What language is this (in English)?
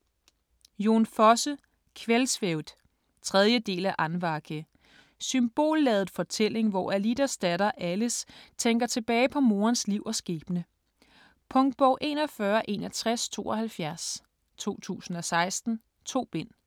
Danish